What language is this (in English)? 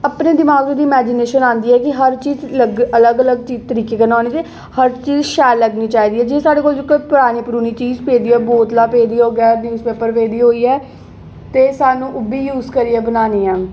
Dogri